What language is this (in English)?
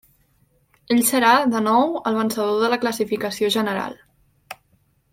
Catalan